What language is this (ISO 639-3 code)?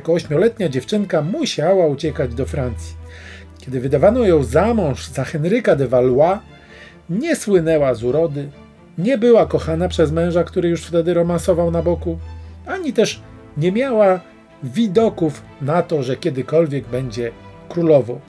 pol